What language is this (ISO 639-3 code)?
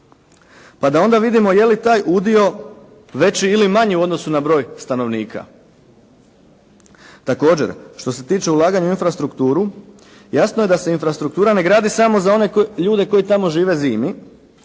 hrv